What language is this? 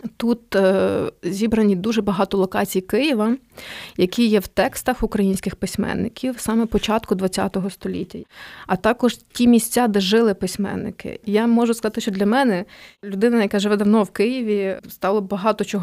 Ukrainian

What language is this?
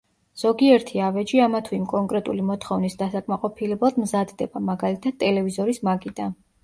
Georgian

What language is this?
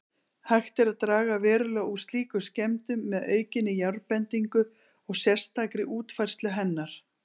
Icelandic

